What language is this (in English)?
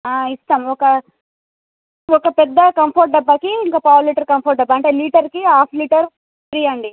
Telugu